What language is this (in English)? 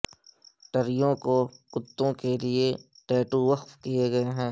Urdu